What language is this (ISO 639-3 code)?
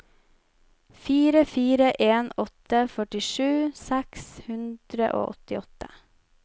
nor